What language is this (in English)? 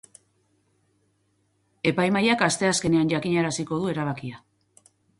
Basque